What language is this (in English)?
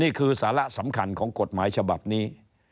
Thai